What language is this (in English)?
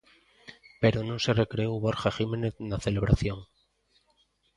Galician